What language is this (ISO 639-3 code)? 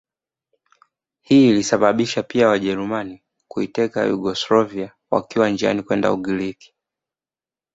swa